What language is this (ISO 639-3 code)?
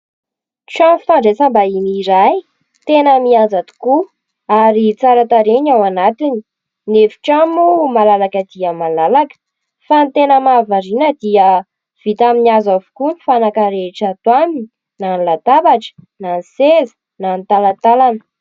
mlg